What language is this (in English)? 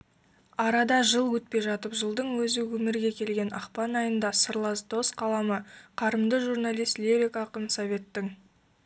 Kazakh